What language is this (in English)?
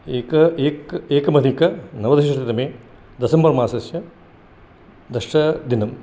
Sanskrit